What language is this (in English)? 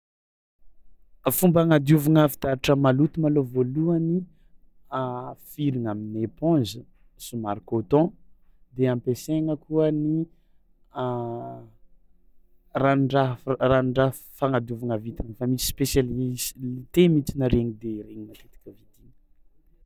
Tsimihety Malagasy